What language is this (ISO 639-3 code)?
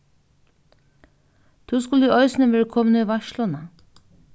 fao